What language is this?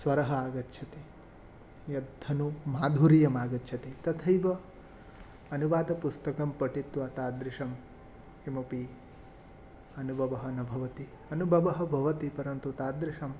Sanskrit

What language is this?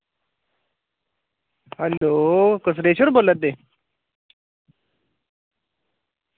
Dogri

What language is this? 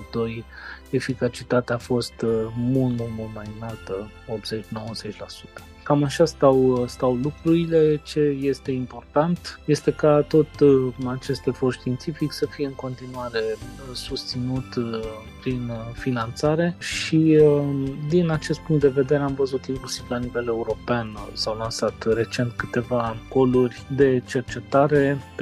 Romanian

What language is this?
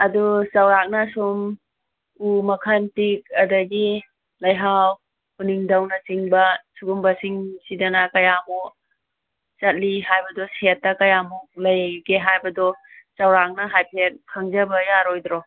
Manipuri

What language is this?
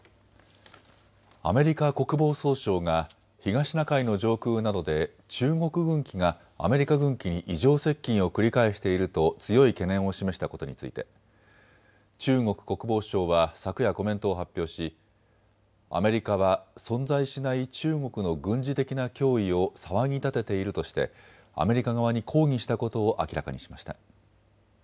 Japanese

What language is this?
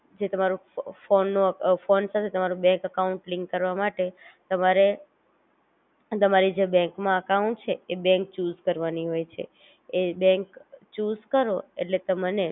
Gujarati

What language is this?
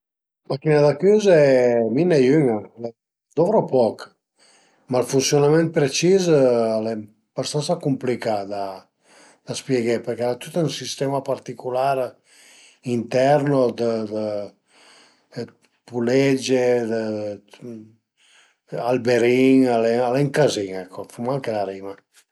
Piedmontese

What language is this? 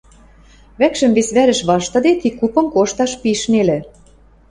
Western Mari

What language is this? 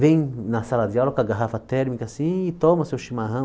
Portuguese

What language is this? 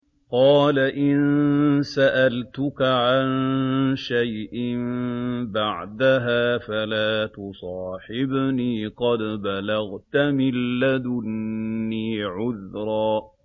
Arabic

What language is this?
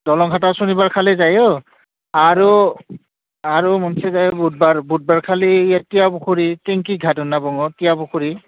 Bodo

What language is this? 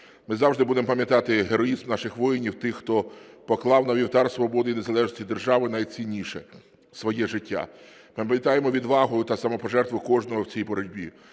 Ukrainian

